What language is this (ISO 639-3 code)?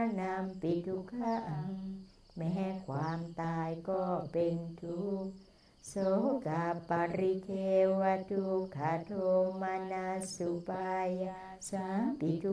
tha